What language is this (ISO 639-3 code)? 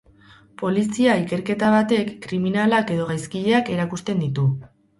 eus